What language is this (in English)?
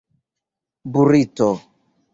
Esperanto